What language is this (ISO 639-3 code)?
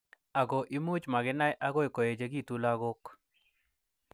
kln